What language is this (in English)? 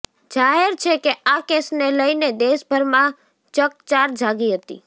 Gujarati